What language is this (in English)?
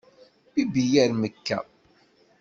Kabyle